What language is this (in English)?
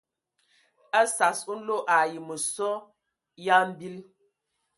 Ewondo